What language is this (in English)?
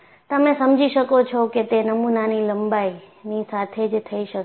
Gujarati